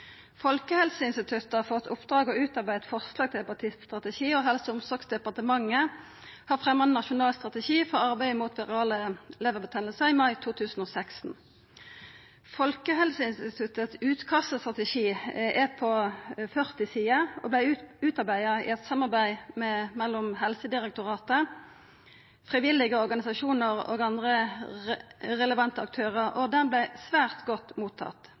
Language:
Norwegian Nynorsk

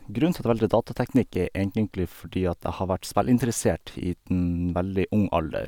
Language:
Norwegian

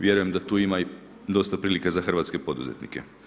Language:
Croatian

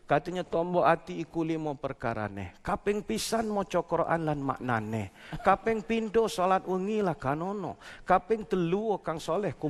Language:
Malay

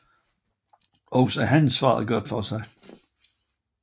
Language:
Danish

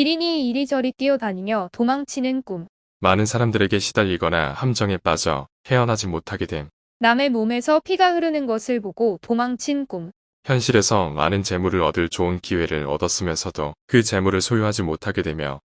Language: Korean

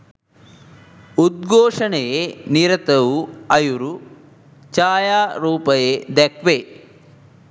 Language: Sinhala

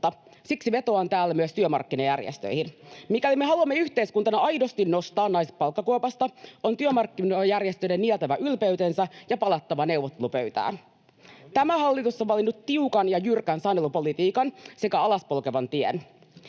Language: Finnish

